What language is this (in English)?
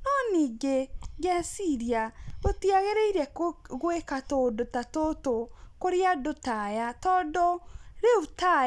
Kikuyu